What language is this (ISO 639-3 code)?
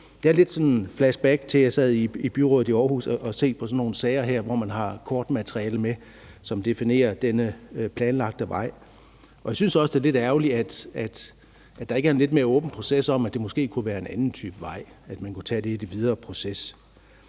dan